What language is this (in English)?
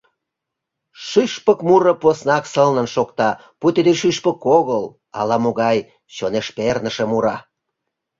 Mari